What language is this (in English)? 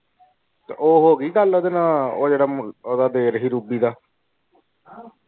Punjabi